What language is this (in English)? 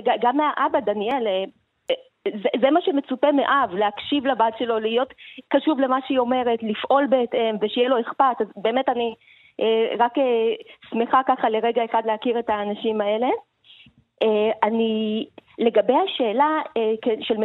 Hebrew